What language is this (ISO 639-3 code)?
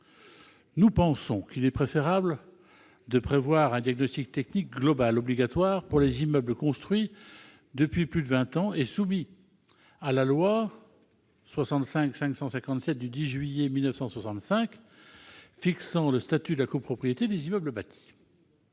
fra